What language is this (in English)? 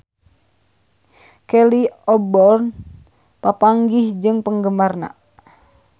Sundanese